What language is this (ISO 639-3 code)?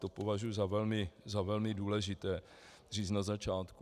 ces